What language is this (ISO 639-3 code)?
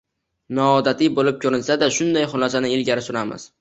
uzb